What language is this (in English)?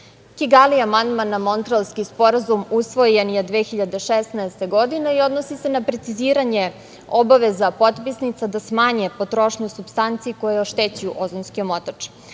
Serbian